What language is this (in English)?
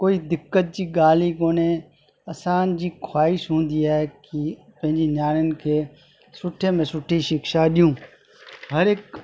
Sindhi